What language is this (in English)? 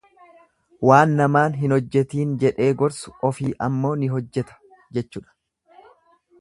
Oromo